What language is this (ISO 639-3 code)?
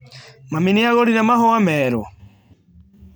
kik